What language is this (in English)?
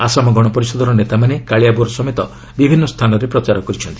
Odia